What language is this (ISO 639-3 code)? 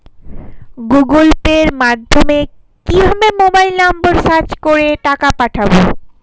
ben